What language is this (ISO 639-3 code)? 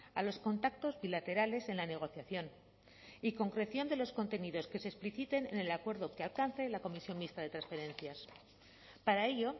spa